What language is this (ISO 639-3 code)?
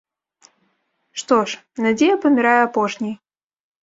bel